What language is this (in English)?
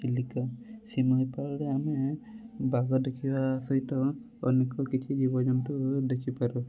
Odia